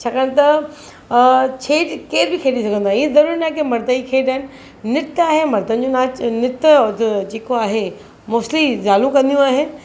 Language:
Sindhi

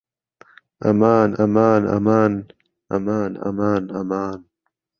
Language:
Central Kurdish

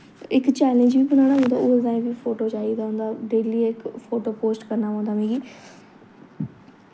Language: Dogri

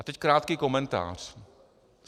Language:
Czech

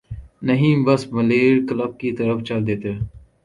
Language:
Urdu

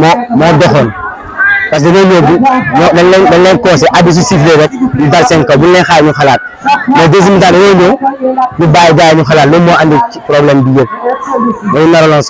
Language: Arabic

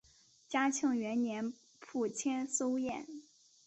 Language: Chinese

